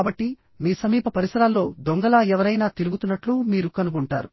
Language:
Telugu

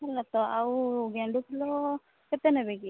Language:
Odia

